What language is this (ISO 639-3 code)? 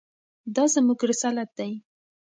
pus